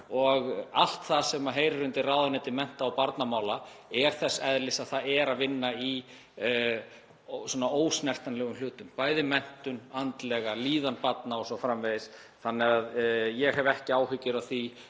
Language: Icelandic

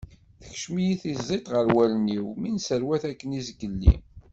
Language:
Kabyle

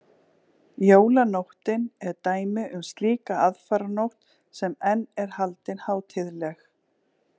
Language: Icelandic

